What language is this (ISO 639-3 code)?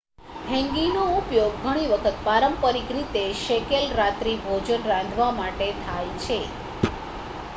guj